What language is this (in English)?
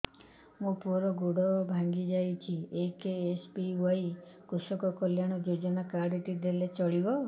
Odia